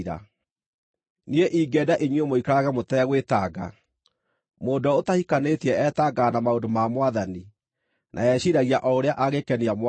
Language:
Kikuyu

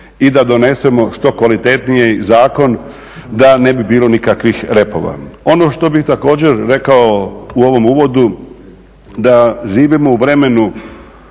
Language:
Croatian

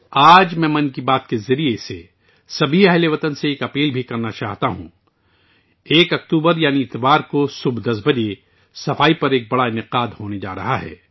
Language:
Urdu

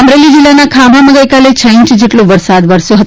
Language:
Gujarati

